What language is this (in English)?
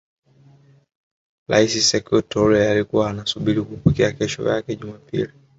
Swahili